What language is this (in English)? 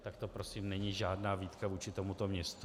Czech